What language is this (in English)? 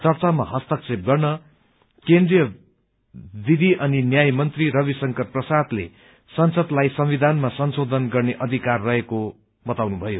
Nepali